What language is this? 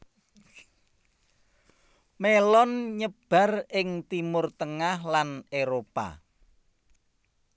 Javanese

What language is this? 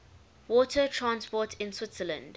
English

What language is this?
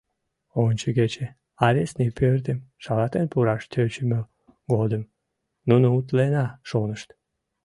Mari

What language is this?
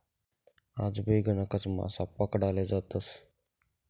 Marathi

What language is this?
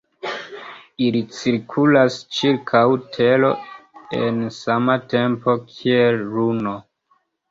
Esperanto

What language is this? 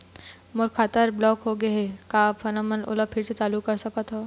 Chhattisgarhi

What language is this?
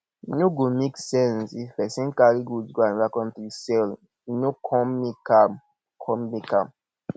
Nigerian Pidgin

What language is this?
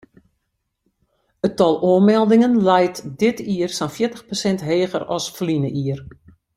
Western Frisian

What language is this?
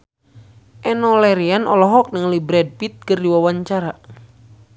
Sundanese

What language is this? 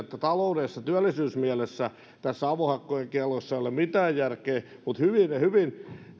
Finnish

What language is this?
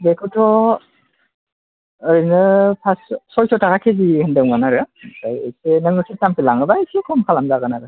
Bodo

